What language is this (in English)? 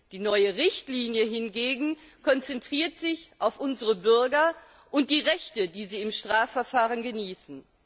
German